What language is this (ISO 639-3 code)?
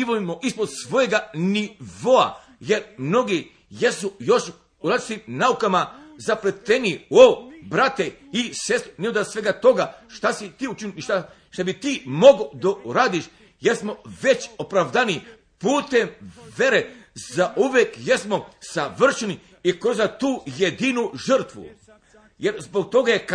hrv